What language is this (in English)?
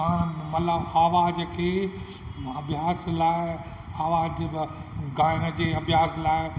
Sindhi